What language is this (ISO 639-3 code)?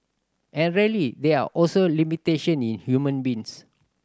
eng